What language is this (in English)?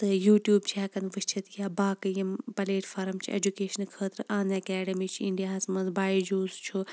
Kashmiri